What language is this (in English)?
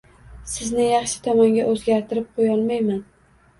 Uzbek